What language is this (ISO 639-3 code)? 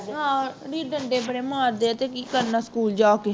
pan